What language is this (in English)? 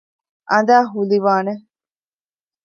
Divehi